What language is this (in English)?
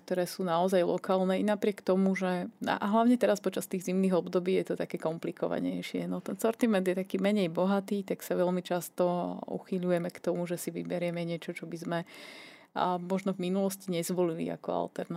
Slovak